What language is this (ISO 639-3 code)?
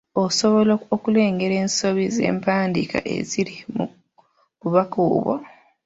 lug